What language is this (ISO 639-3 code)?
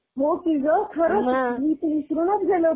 mar